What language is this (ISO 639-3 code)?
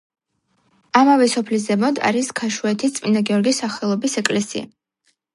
kat